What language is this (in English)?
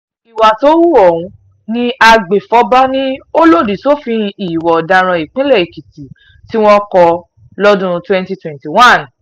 Yoruba